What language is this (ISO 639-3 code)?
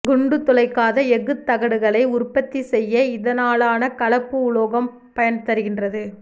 tam